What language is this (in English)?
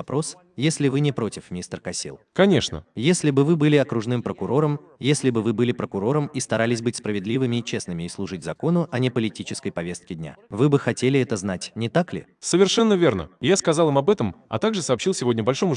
Russian